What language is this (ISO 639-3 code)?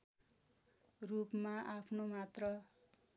nep